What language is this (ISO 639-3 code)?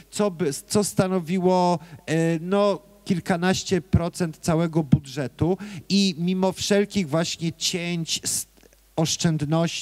pol